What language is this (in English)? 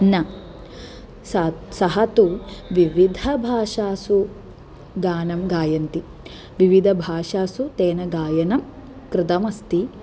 Sanskrit